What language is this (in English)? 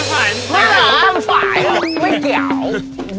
Thai